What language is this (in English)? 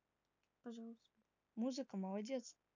Russian